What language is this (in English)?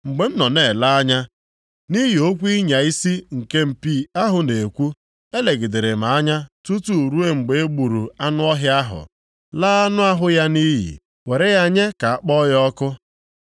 Igbo